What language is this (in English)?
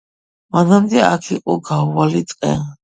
Georgian